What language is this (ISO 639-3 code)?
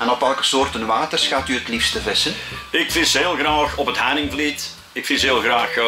nld